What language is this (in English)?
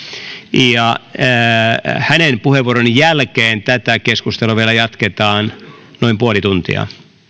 Finnish